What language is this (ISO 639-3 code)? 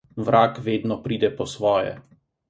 slv